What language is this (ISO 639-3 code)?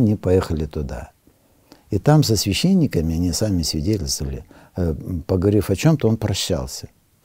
rus